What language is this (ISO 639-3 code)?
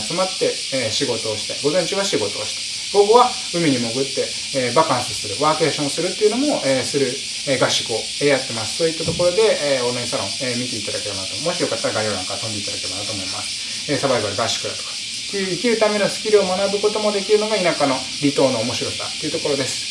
jpn